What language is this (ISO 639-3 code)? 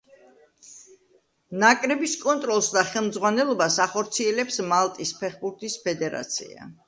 kat